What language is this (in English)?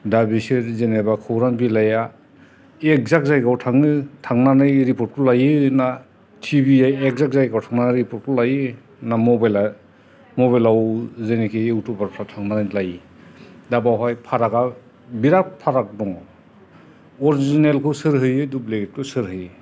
Bodo